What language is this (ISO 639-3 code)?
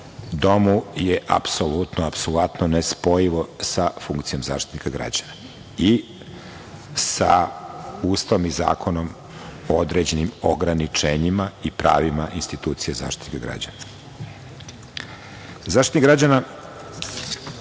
srp